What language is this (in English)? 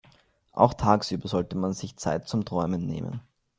German